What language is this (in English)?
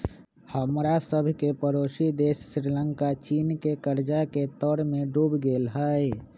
Magahi